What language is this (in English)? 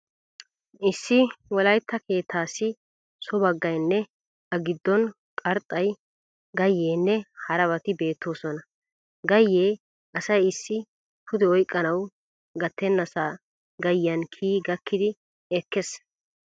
Wolaytta